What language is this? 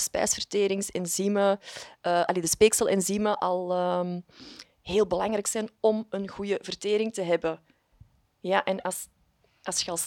Dutch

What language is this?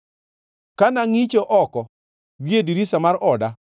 Luo (Kenya and Tanzania)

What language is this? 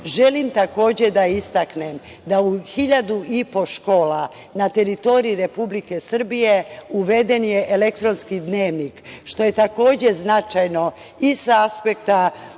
Serbian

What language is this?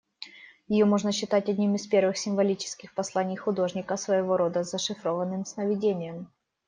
Russian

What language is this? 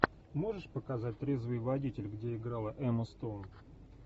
Russian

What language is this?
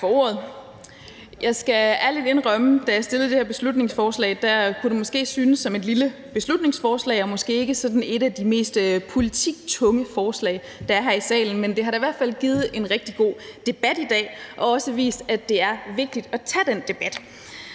Danish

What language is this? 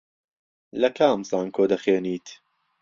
Central Kurdish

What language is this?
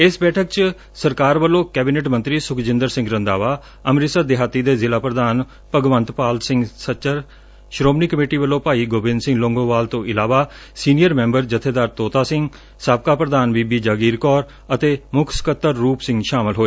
Punjabi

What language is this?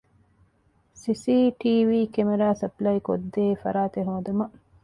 Divehi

